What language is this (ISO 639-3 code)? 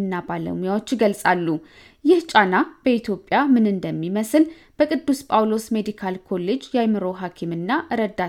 amh